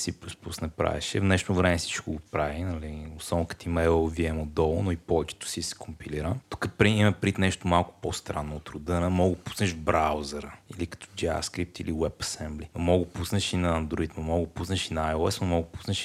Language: Bulgarian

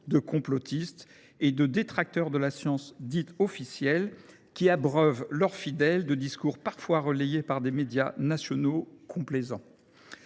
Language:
French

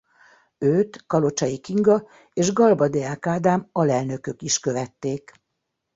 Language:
Hungarian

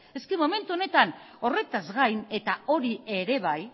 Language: Basque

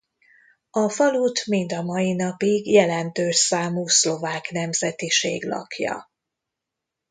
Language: Hungarian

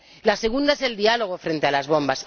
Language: Spanish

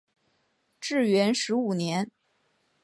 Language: Chinese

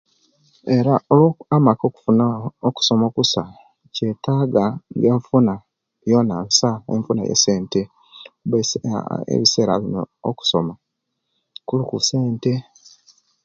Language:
Kenyi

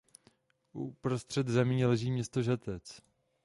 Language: Czech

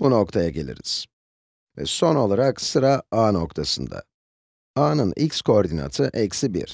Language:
Turkish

